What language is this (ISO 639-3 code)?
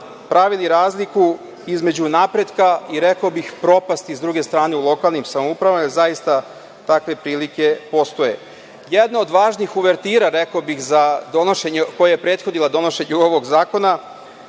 srp